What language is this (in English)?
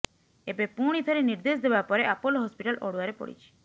Odia